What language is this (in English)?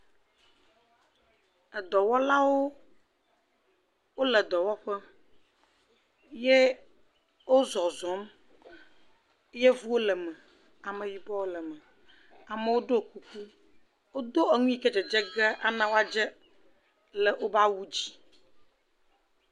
Ewe